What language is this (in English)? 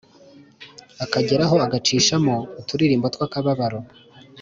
Kinyarwanda